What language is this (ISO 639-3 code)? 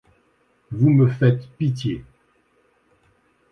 fra